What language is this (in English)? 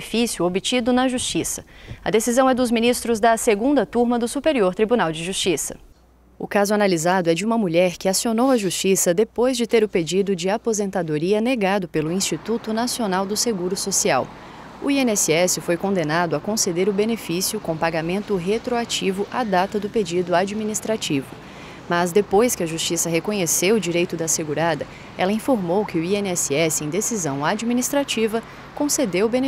Portuguese